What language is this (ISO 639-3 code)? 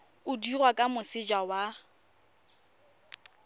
tsn